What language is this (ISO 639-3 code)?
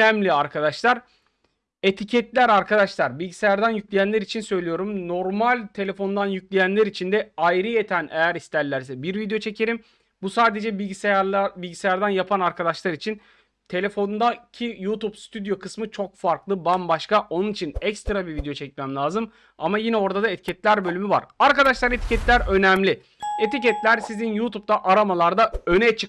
tur